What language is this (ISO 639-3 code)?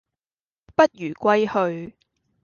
yue